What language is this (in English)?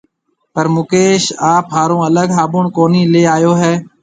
Marwari (Pakistan)